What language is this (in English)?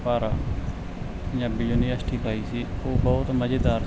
Punjabi